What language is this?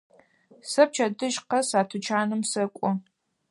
Adyghe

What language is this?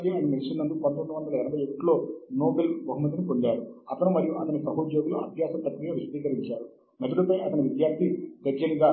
Telugu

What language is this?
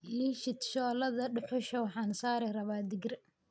Somali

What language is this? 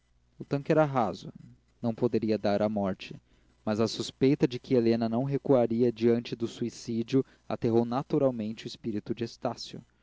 Portuguese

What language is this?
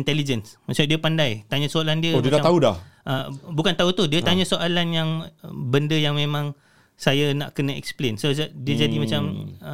Malay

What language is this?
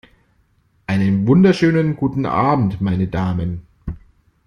German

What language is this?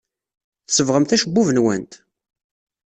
Kabyle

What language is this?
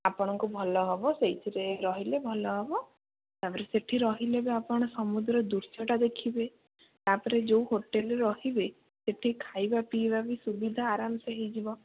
Odia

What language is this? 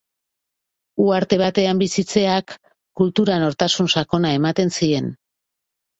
Basque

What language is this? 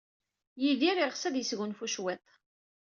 Kabyle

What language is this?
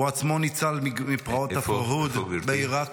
Hebrew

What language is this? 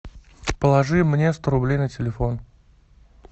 Russian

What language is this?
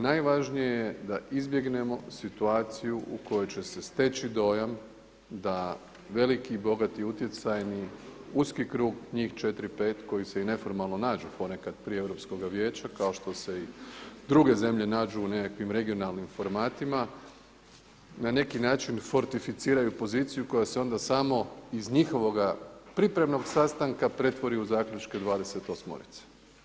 Croatian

